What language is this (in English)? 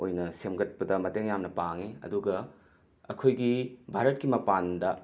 Manipuri